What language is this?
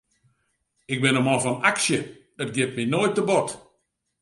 Western Frisian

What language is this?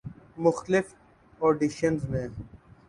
Urdu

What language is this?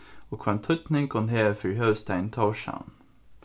Faroese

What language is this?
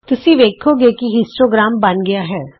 Punjabi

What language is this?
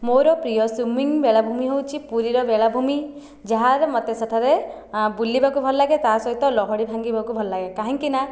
Odia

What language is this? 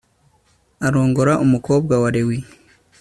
Kinyarwanda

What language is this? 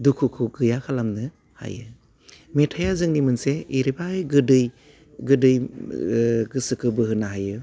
Bodo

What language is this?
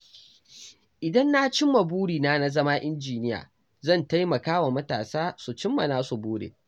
Hausa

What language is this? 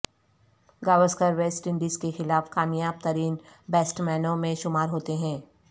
Urdu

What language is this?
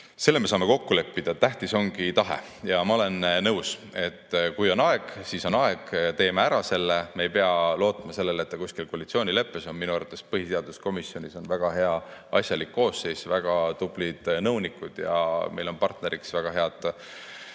Estonian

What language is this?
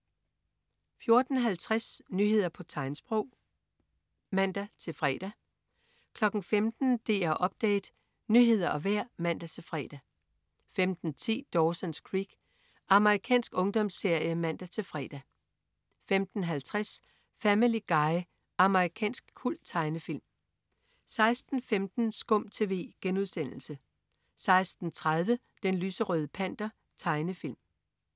Danish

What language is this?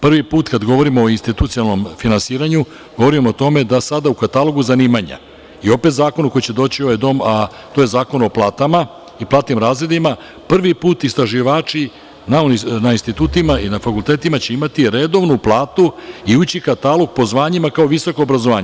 Serbian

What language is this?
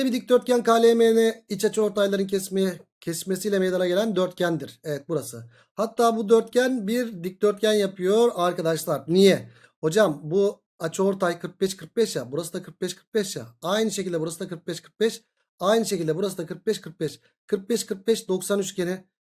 Turkish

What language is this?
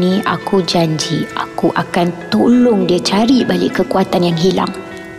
Malay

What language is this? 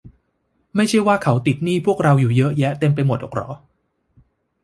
Thai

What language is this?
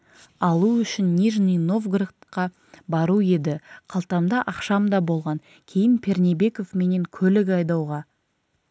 Kazakh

